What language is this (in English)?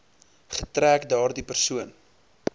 Afrikaans